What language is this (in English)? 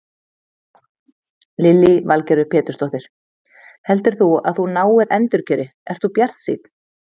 Icelandic